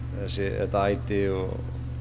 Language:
Icelandic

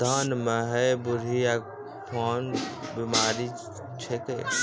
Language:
Maithili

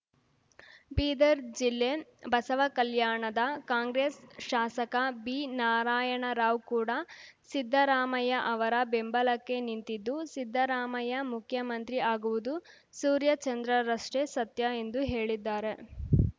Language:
Kannada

